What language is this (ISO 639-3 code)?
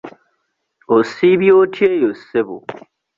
lug